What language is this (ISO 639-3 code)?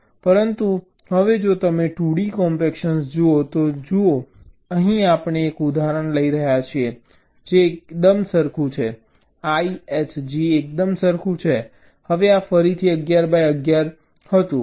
guj